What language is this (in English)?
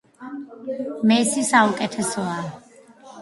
Georgian